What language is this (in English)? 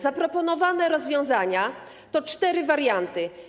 Polish